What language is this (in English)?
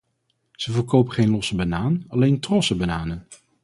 Dutch